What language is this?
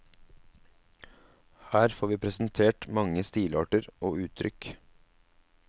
Norwegian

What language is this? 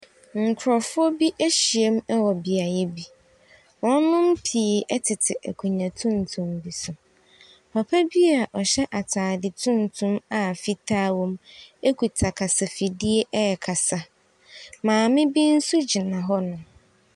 Akan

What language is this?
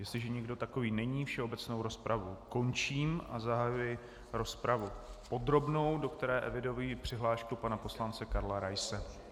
Czech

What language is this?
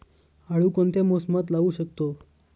Marathi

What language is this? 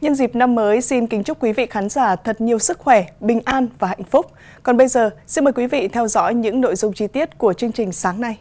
Vietnamese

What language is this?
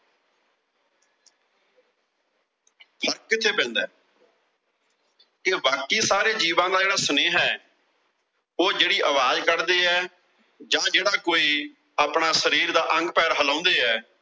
Punjabi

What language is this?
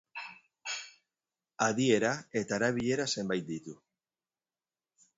Basque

